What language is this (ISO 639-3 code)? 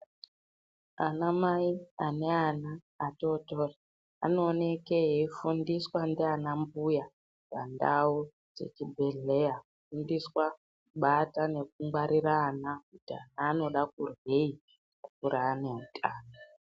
ndc